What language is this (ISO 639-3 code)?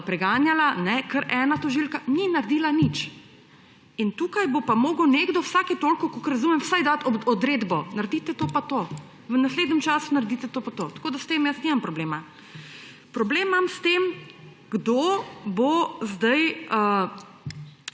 slv